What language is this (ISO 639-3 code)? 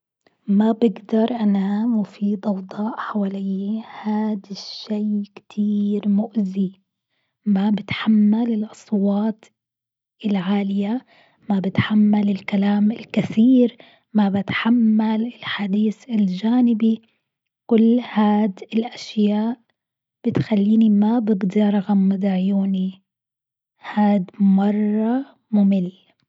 afb